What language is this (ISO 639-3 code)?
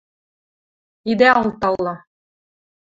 mrj